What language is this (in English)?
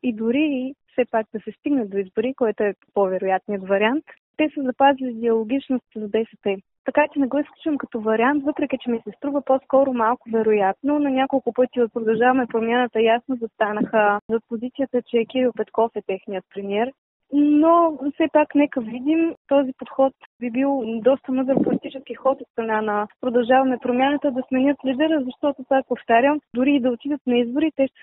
Bulgarian